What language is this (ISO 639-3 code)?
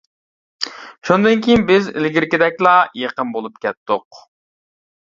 uig